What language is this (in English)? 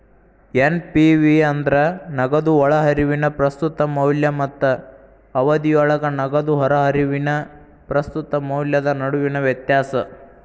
Kannada